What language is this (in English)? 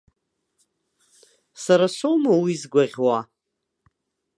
Abkhazian